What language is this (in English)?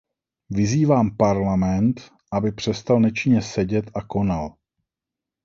Czech